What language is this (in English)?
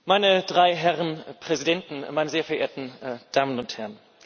German